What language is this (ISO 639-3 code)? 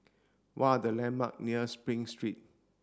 eng